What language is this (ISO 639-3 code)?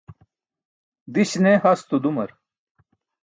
bsk